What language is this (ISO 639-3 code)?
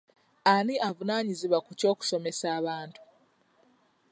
lug